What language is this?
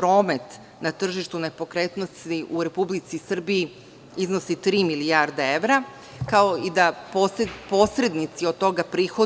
Serbian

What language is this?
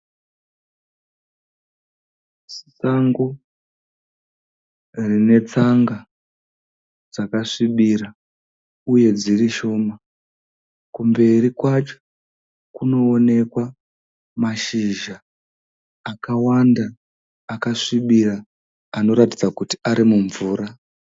Shona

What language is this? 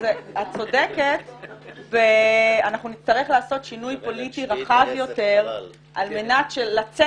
Hebrew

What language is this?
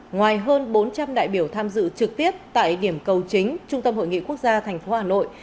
Vietnamese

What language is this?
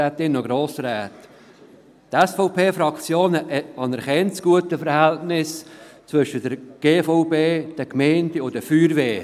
Swiss German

